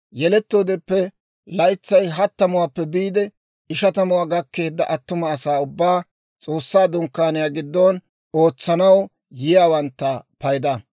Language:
Dawro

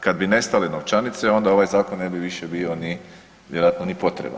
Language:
Croatian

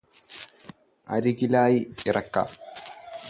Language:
Malayalam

